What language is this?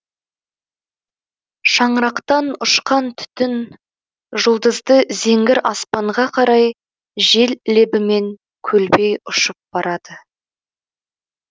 Kazakh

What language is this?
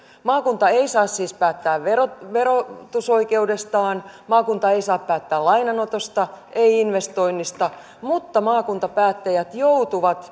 Finnish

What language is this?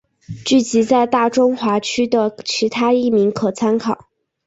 Chinese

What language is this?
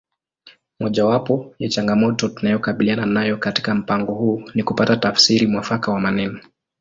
Swahili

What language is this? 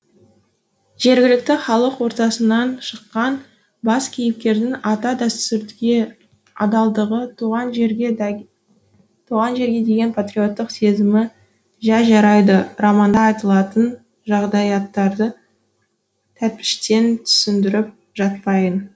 Kazakh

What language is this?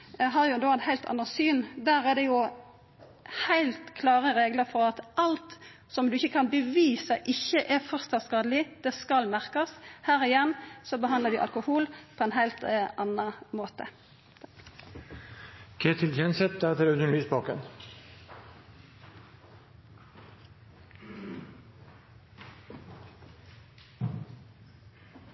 Norwegian Nynorsk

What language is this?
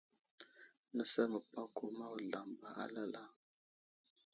Wuzlam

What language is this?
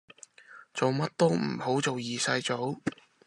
Cantonese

